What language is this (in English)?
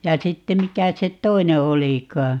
Finnish